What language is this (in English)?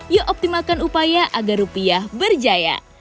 Indonesian